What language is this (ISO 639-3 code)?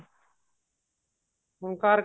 pan